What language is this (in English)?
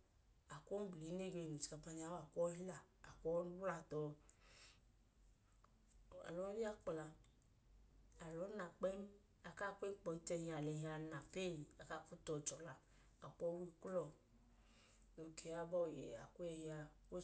Idoma